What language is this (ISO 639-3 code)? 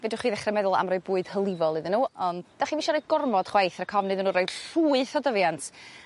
cym